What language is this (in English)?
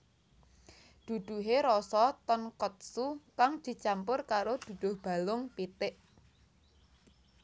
Javanese